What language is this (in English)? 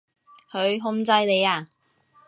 Cantonese